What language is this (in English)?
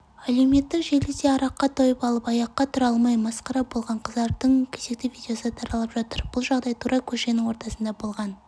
Kazakh